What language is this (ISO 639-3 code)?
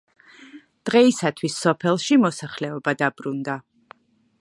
kat